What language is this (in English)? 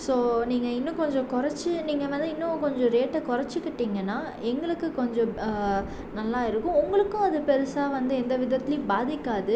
Tamil